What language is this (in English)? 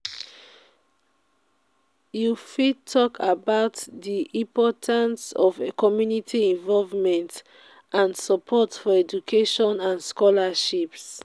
Nigerian Pidgin